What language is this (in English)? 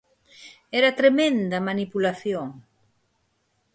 Galician